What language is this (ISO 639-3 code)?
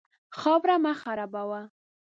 pus